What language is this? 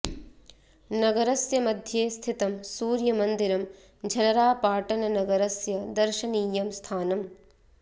Sanskrit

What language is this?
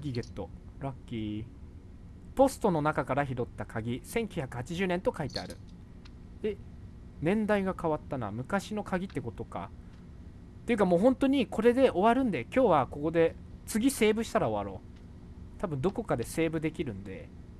Japanese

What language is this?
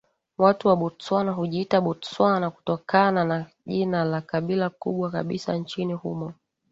Swahili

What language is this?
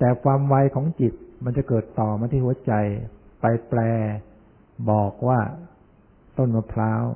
Thai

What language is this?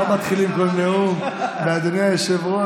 Hebrew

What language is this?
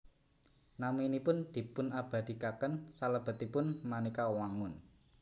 Javanese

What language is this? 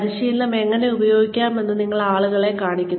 Malayalam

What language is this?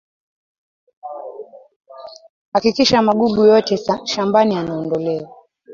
Swahili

